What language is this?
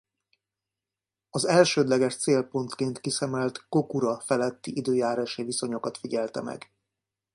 Hungarian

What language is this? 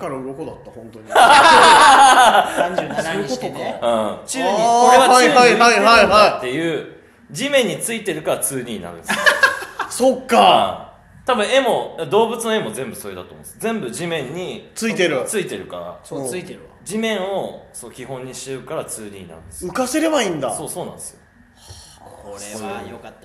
Japanese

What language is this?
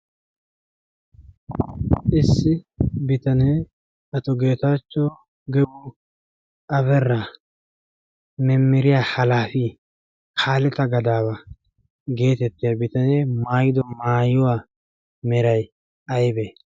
Wolaytta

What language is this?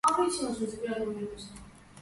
Georgian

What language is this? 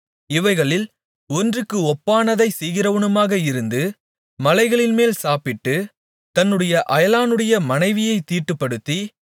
Tamil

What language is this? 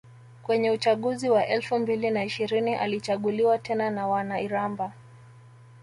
Swahili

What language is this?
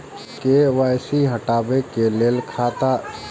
Maithili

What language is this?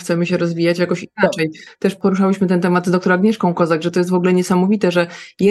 Polish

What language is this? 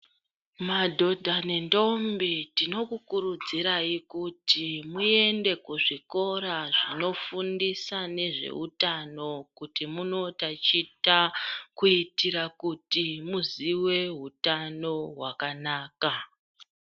Ndau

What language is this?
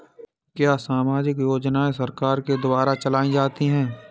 Hindi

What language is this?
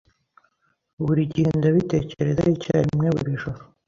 Kinyarwanda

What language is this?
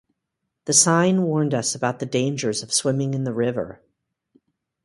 English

